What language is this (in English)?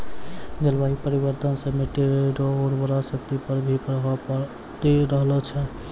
Maithili